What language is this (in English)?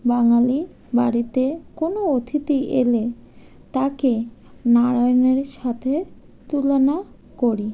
Bangla